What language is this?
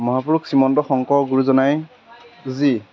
Assamese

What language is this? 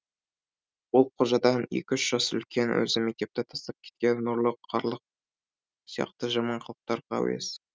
Kazakh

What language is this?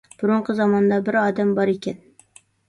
Uyghur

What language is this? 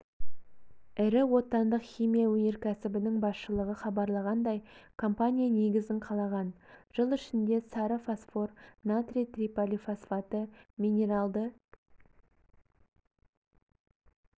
Kazakh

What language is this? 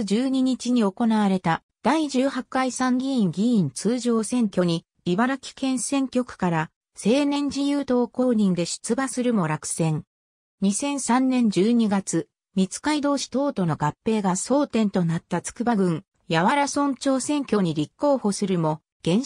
Japanese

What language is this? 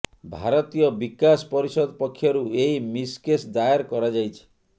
Odia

